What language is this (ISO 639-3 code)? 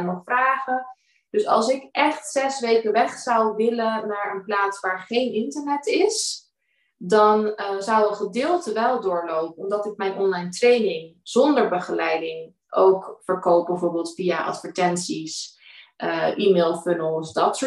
nld